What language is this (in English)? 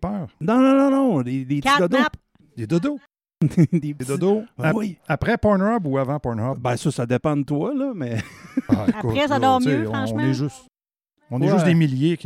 French